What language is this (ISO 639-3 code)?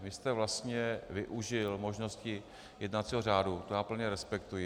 ces